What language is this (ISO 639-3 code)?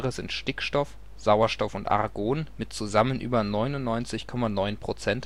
deu